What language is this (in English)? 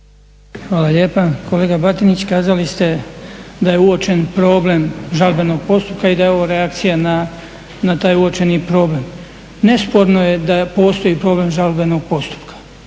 Croatian